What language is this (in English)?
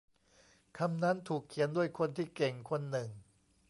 Thai